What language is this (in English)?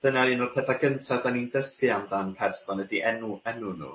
Welsh